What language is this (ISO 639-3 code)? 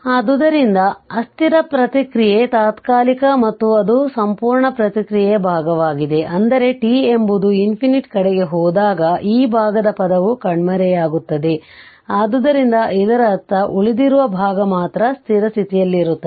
kan